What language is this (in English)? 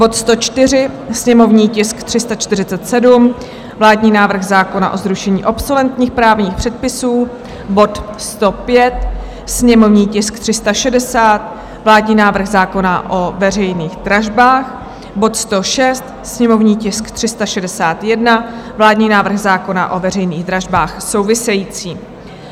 Czech